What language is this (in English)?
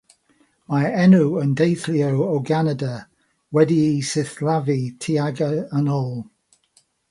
Welsh